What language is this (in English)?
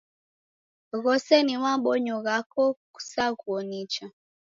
Taita